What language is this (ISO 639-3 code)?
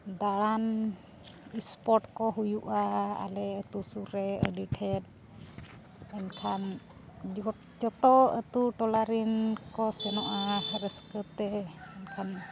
sat